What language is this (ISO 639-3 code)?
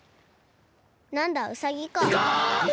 jpn